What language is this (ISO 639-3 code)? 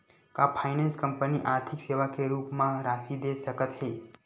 hne